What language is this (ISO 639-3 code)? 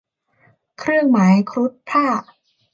tha